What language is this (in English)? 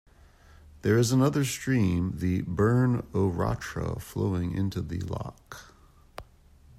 English